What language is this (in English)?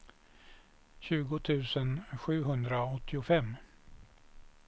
Swedish